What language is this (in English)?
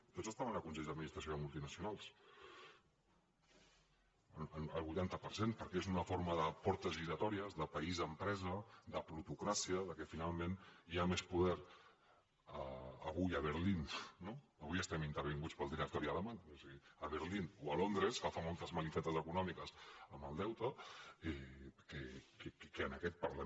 Catalan